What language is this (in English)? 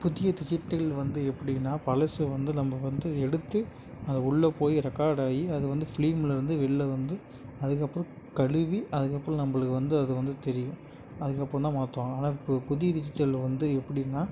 Tamil